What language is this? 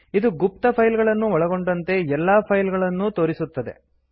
Kannada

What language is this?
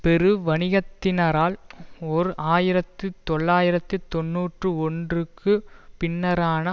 Tamil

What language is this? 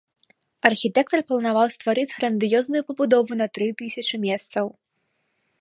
Belarusian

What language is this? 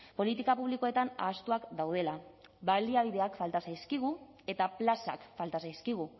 Basque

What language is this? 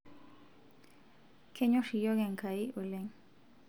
Masai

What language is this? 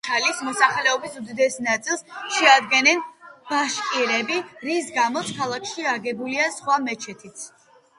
Georgian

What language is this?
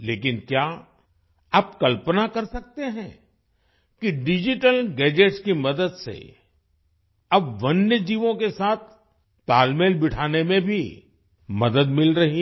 Hindi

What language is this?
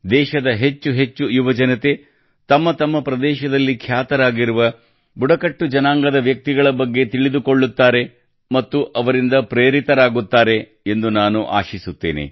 Kannada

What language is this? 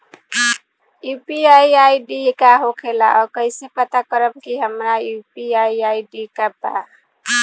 Bhojpuri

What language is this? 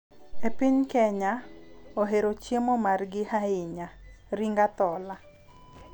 Luo (Kenya and Tanzania)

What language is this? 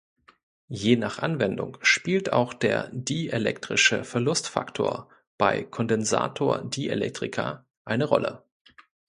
German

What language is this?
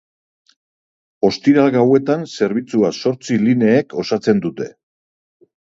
Basque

